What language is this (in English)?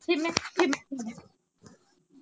Punjabi